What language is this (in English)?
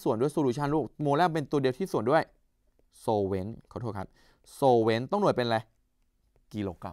Thai